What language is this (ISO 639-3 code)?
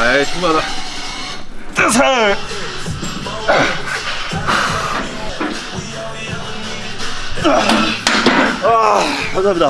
kor